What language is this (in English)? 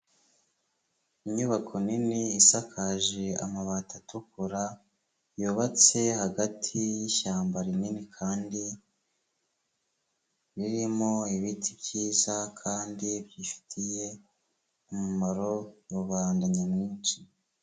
Kinyarwanda